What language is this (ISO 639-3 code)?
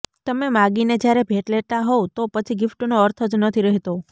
guj